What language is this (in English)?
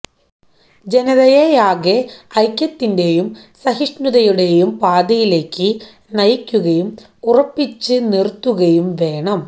Malayalam